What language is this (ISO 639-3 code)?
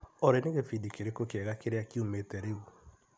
kik